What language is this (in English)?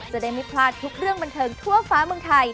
Thai